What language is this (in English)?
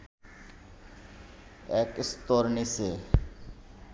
Bangla